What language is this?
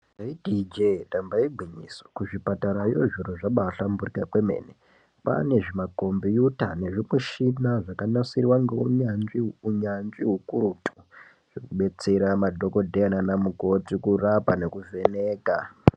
Ndau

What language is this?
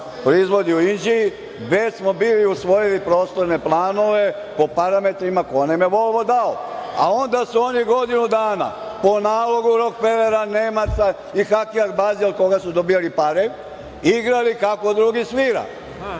Serbian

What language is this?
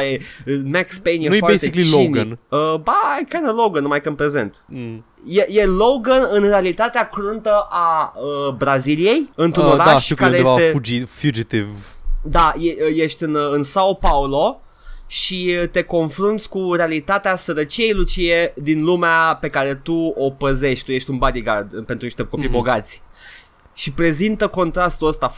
Romanian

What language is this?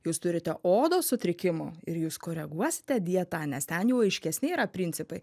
Lithuanian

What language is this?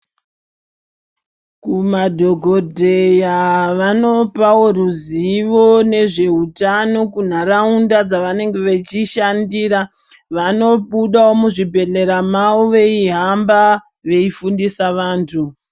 Ndau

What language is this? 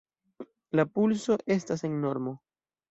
Esperanto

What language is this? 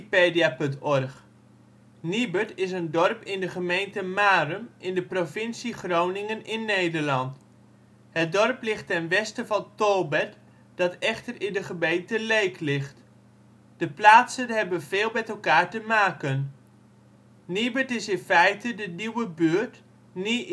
Dutch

